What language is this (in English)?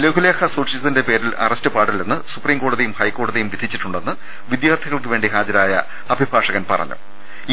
Malayalam